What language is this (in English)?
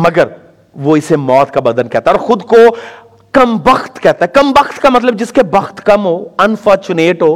Urdu